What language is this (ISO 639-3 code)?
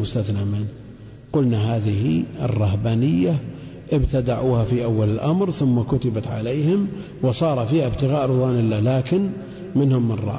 ara